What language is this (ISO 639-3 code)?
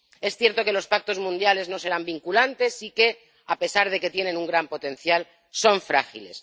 spa